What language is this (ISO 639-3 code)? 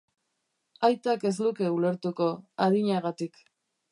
eus